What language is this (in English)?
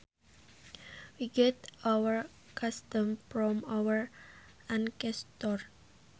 Sundanese